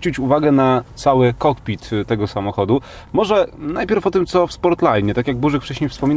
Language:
Polish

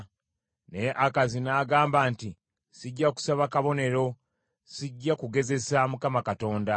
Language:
Ganda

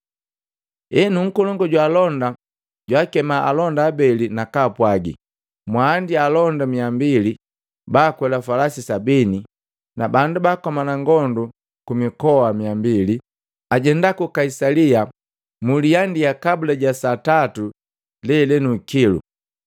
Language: Matengo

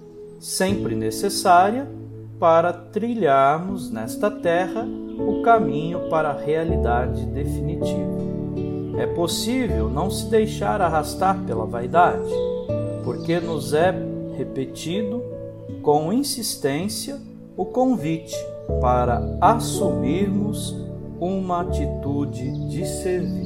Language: Portuguese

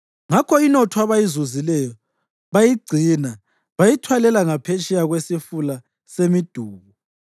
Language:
North Ndebele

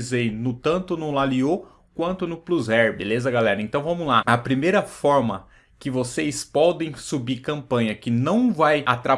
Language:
Portuguese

